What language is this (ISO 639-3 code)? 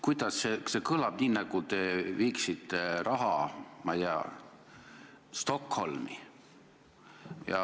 est